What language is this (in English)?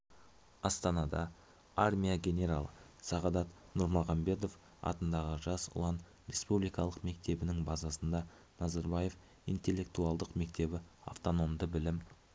Kazakh